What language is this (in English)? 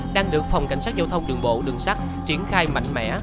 Vietnamese